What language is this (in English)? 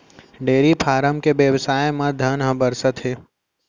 Chhattisgarhi